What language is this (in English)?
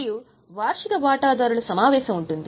Telugu